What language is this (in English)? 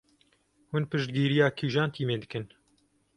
Kurdish